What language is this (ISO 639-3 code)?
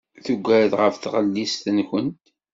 kab